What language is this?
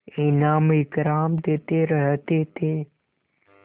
Hindi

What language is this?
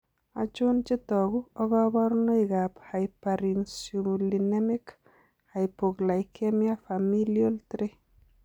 Kalenjin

